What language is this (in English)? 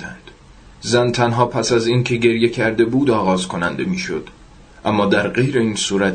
Persian